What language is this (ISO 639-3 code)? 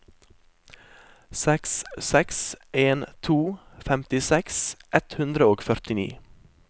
nor